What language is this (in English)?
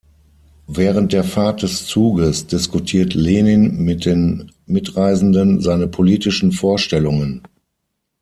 German